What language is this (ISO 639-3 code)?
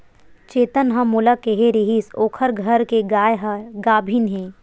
hne